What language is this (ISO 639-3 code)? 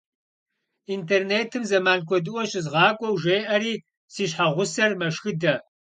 kbd